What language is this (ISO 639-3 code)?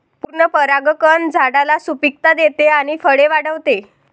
mar